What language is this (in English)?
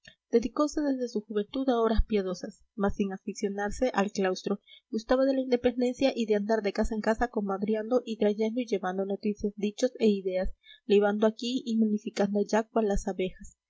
Spanish